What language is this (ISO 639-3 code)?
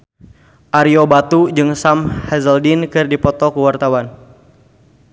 sun